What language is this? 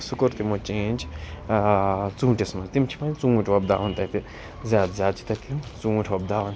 Kashmiri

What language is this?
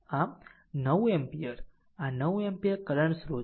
Gujarati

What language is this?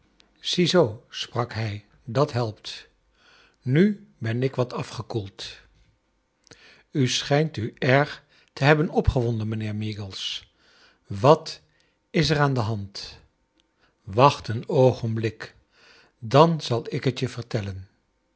Dutch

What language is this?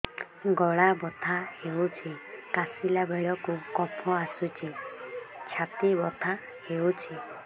Odia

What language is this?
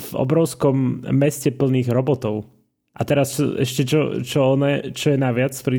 Slovak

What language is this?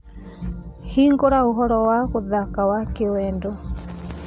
Kikuyu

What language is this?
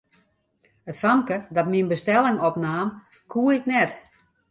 Western Frisian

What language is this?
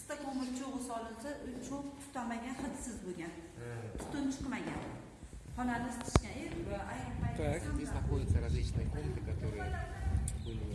Russian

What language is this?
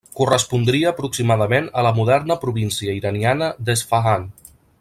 Catalan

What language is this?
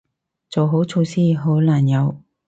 Cantonese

